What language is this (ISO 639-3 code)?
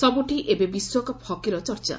ori